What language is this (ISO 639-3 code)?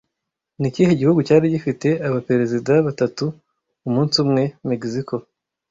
kin